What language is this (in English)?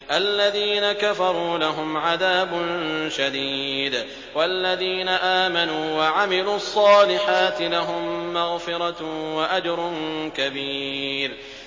Arabic